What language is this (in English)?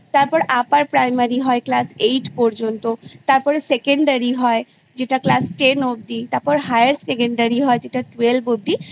Bangla